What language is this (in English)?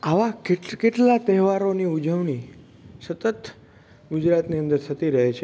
Gujarati